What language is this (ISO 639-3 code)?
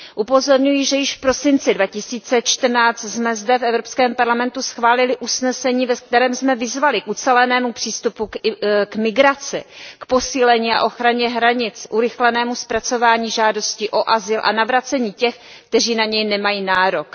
ces